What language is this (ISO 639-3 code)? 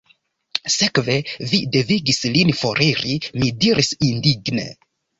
epo